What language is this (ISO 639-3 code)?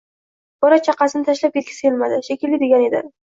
uzb